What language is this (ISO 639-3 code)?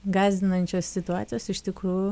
lit